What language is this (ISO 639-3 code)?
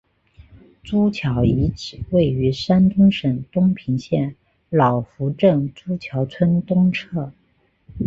zho